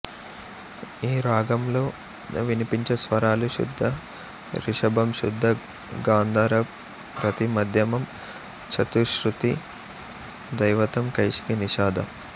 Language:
Telugu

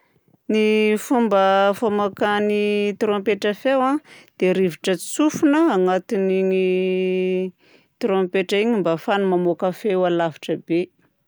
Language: Southern Betsimisaraka Malagasy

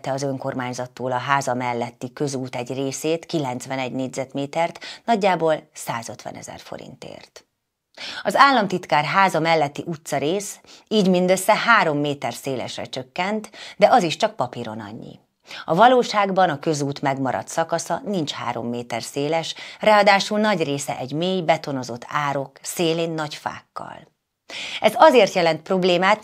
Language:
Hungarian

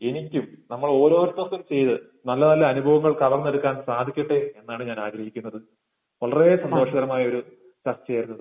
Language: Malayalam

